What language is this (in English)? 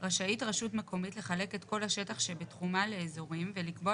Hebrew